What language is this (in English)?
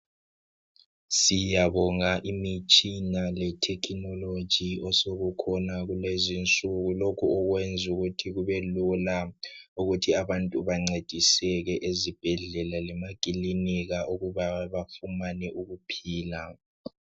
North Ndebele